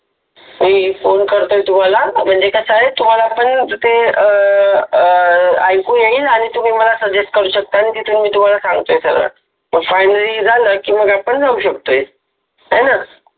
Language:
Marathi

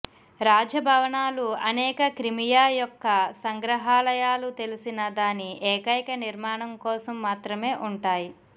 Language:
Telugu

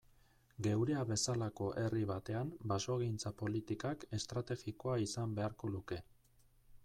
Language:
Basque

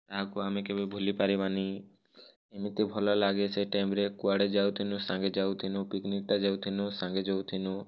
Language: Odia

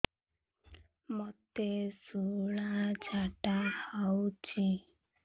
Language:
Odia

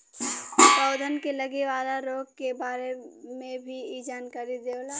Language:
Bhojpuri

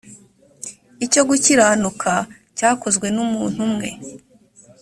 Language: Kinyarwanda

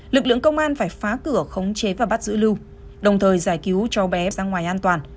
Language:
Vietnamese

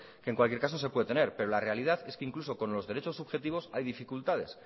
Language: Spanish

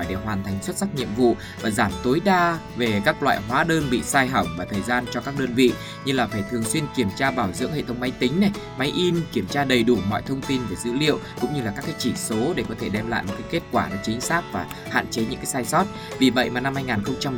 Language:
Vietnamese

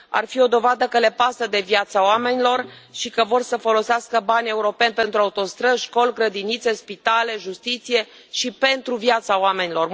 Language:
Romanian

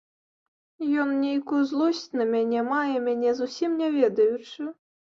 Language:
Belarusian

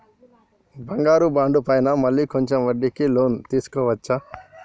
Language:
Telugu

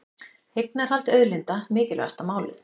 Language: Icelandic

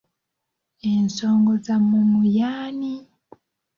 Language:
Ganda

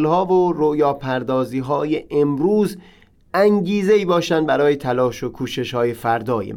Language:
Persian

